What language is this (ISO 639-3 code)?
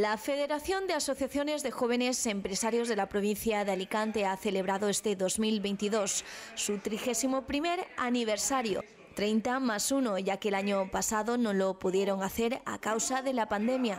spa